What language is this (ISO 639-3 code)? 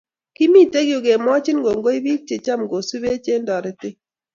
kln